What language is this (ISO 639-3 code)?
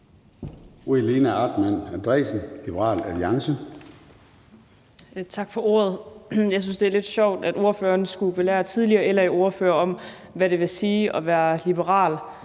dan